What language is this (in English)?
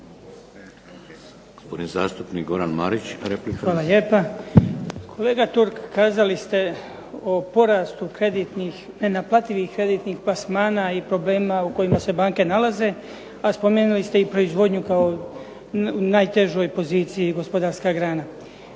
Croatian